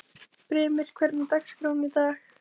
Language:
Icelandic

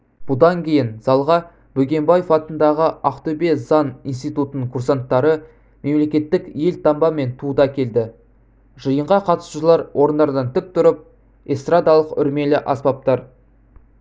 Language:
Kazakh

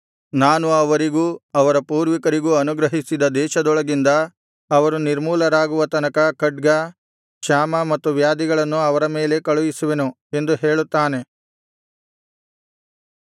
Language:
Kannada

